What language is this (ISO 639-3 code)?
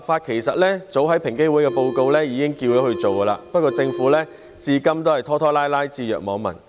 yue